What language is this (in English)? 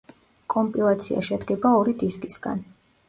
Georgian